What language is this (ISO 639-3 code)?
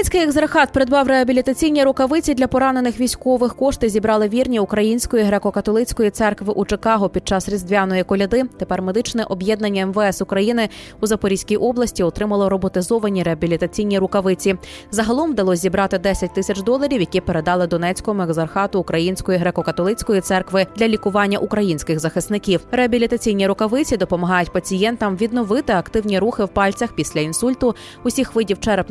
ukr